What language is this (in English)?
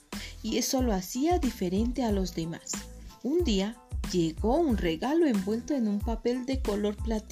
Spanish